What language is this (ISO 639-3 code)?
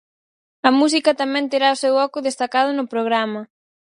glg